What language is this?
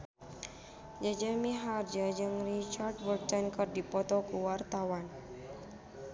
Sundanese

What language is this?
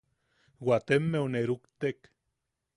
Yaqui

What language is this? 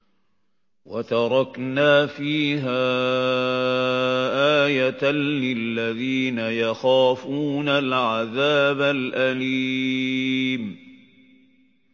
Arabic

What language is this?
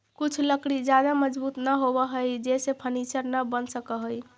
Magahi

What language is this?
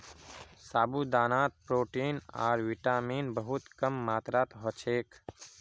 Magahi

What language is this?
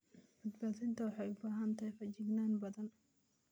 Somali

